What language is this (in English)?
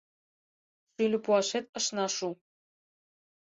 Mari